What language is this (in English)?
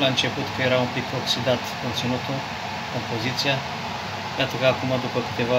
Romanian